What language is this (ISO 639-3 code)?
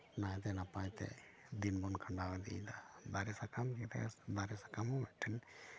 sat